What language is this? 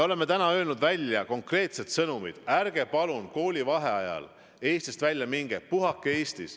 Estonian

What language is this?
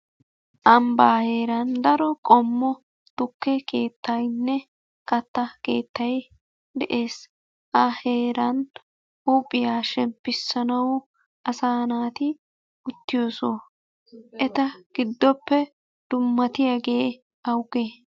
Wolaytta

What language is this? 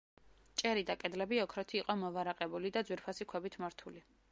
Georgian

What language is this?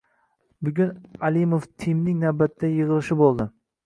Uzbek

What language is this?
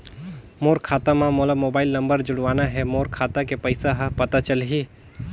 Chhattisgarhi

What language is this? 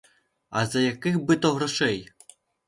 Ukrainian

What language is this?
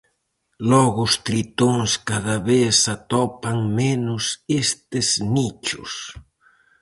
Galician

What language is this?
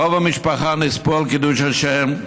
Hebrew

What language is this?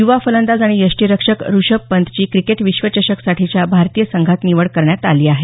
Marathi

